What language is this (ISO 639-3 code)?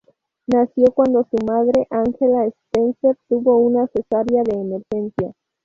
spa